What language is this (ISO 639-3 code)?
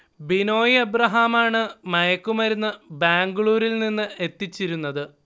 mal